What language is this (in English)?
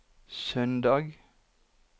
Norwegian